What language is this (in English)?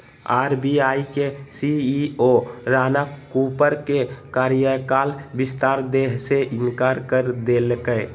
Magahi